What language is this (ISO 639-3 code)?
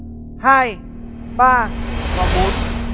vie